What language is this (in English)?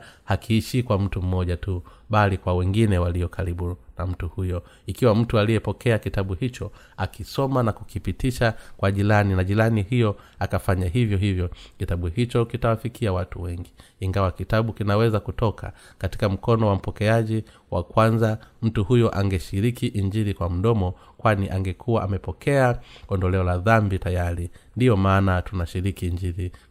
Swahili